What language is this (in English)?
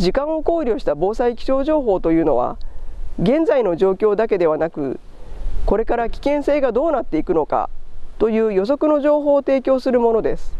Japanese